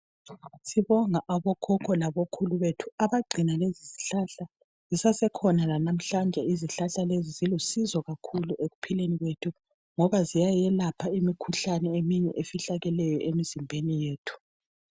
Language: North Ndebele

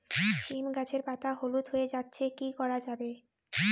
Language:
Bangla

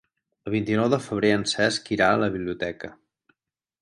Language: Catalan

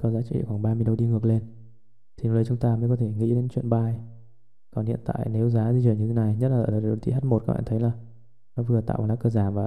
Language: Vietnamese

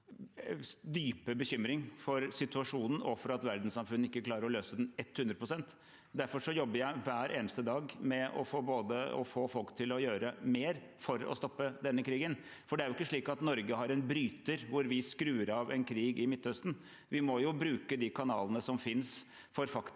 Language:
Norwegian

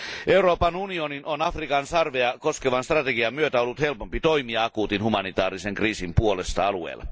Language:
Finnish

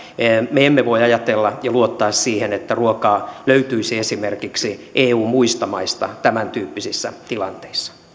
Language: Finnish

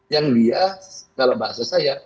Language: Indonesian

